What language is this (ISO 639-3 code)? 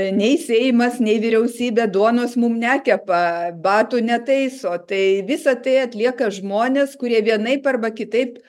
lit